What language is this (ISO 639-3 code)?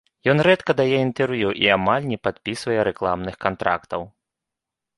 bel